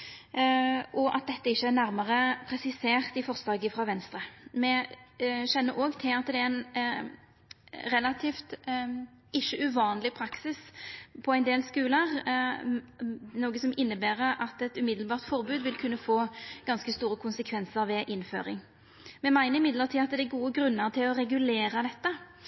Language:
Norwegian Nynorsk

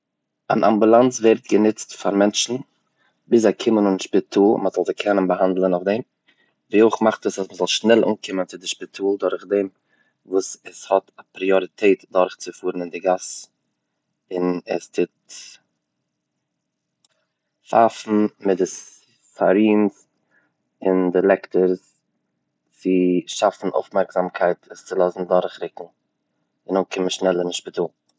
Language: Yiddish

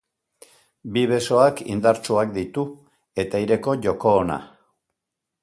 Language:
Basque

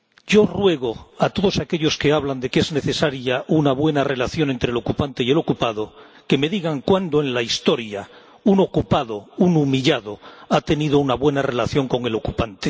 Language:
Spanish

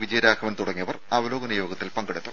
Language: Malayalam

